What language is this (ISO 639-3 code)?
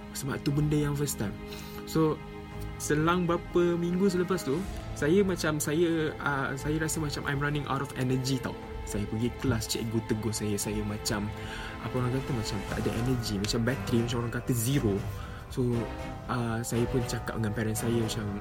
msa